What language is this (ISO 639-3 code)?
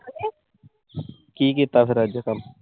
pan